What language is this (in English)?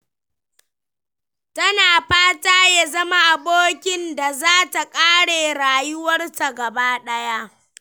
Hausa